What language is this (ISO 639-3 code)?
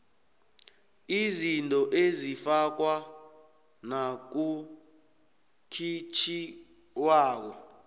nbl